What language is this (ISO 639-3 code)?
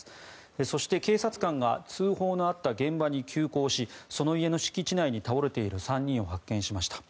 jpn